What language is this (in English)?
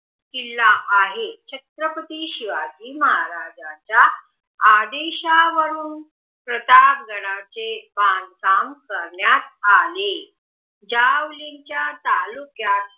Marathi